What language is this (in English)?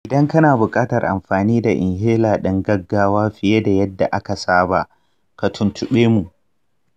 Hausa